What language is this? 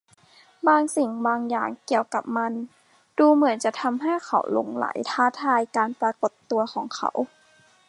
Thai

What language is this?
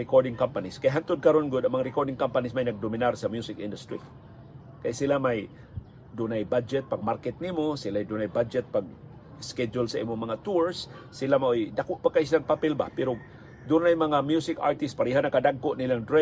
Filipino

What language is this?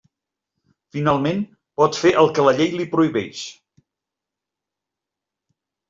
Catalan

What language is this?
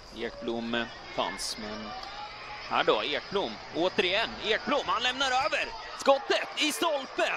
Swedish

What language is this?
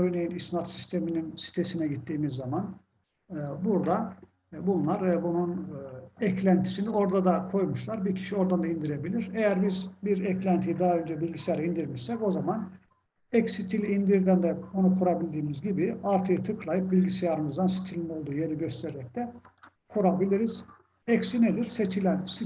Turkish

